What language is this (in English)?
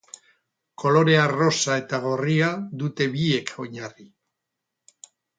Basque